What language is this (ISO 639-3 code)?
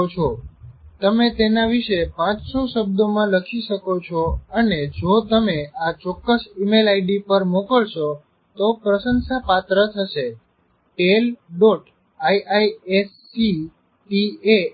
guj